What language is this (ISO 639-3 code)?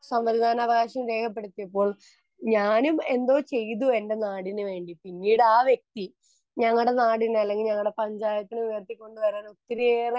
mal